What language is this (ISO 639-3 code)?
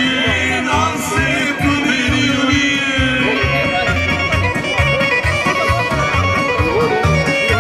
ara